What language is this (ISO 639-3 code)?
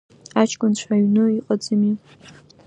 abk